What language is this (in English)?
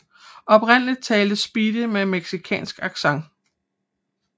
Danish